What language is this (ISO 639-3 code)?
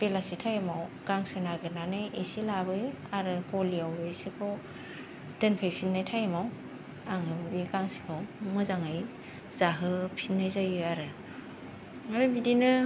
brx